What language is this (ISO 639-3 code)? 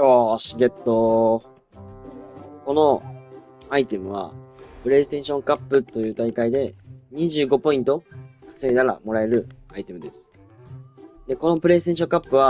jpn